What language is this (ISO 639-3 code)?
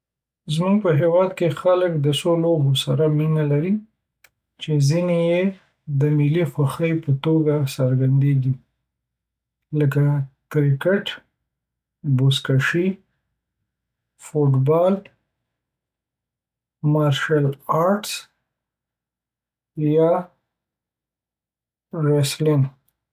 pus